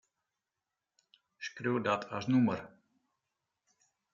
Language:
Western Frisian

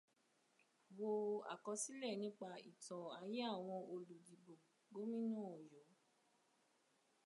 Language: Yoruba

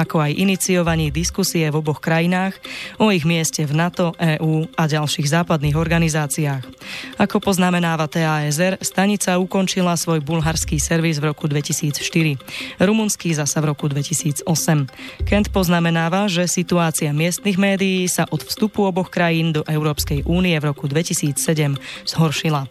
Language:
Slovak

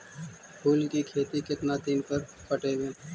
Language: Magahi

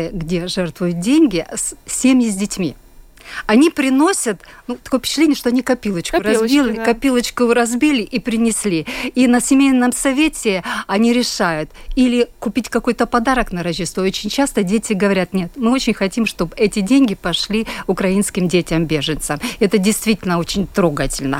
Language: Russian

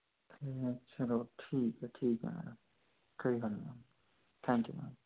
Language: Dogri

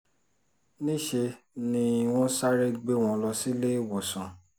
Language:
Yoruba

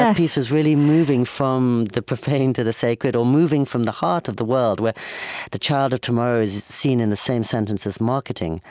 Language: English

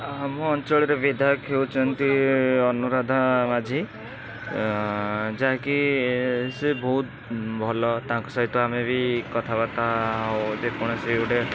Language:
Odia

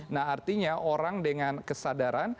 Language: Indonesian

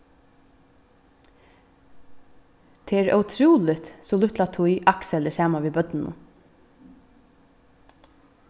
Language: Faroese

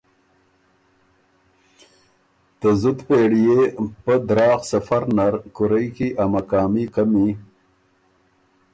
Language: Ormuri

